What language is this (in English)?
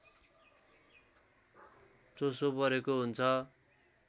Nepali